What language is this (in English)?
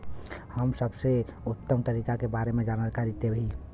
Bhojpuri